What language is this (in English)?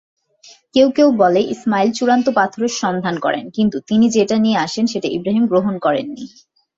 Bangla